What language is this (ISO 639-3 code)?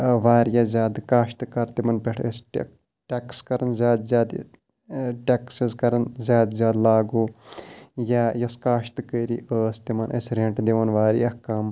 kas